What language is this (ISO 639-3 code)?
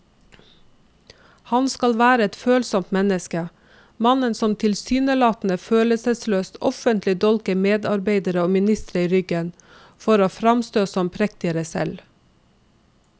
nor